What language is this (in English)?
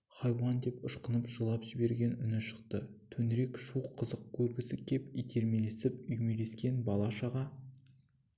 Kazakh